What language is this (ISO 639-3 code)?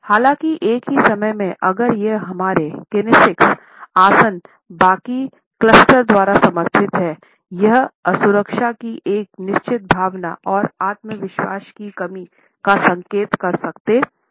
hin